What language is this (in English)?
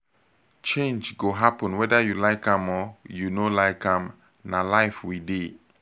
Nigerian Pidgin